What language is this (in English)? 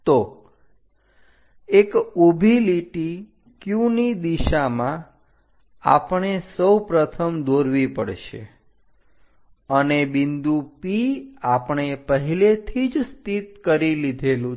Gujarati